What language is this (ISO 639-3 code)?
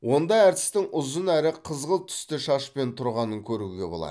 kaz